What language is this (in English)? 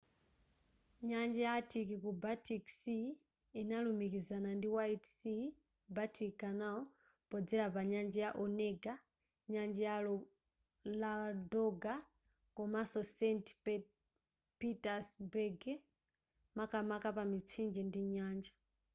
Nyanja